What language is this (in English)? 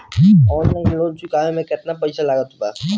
Bhojpuri